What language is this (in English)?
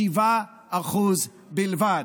Hebrew